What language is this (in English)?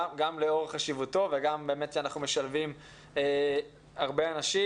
Hebrew